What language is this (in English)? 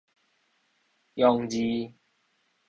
Min Nan Chinese